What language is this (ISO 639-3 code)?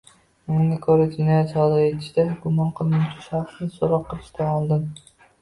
uzb